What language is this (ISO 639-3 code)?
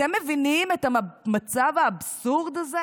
heb